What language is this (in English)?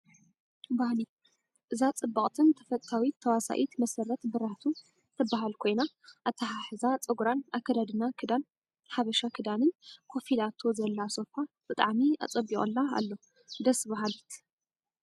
Tigrinya